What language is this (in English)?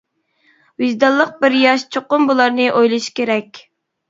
Uyghur